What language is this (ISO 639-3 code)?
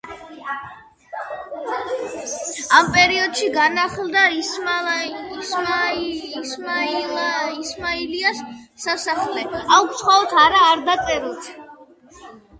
kat